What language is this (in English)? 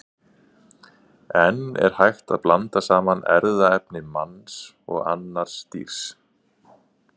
Icelandic